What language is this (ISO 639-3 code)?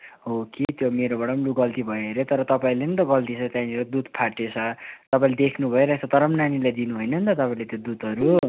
nep